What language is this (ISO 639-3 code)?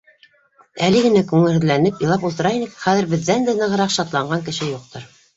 bak